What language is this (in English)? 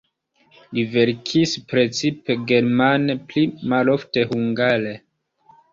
Esperanto